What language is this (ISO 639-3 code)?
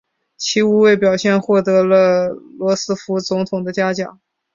zho